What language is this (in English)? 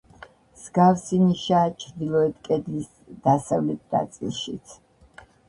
Georgian